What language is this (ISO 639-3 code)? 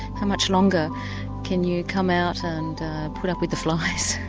eng